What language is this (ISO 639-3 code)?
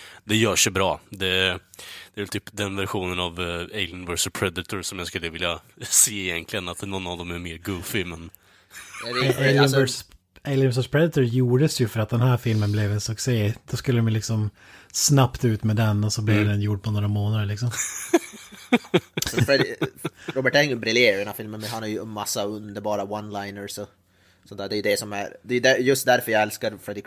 swe